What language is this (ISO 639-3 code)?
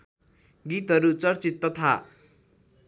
nep